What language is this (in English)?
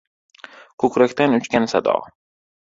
Uzbek